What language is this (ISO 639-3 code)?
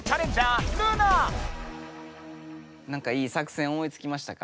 jpn